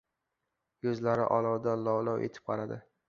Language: Uzbek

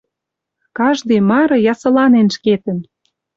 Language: Western Mari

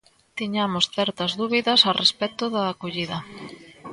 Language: Galician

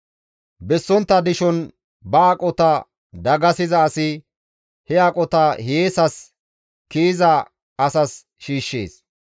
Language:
Gamo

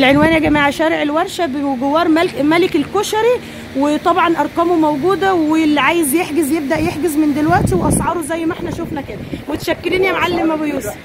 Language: Arabic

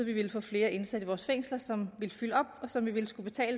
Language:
Danish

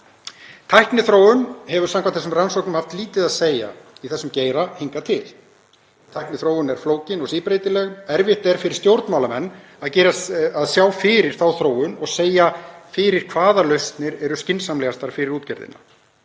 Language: Icelandic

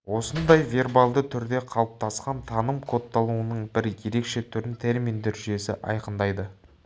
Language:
Kazakh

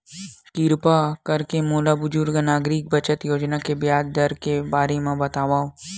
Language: Chhattisgarhi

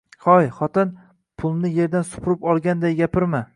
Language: Uzbek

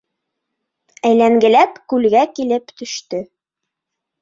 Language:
Bashkir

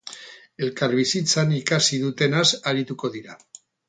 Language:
Basque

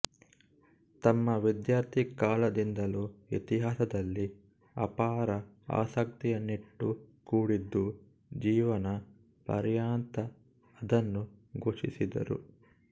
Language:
Kannada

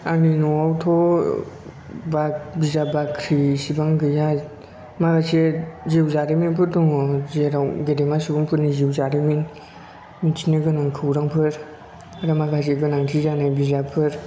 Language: Bodo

